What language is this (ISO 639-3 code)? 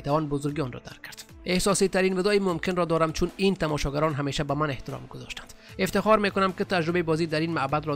fas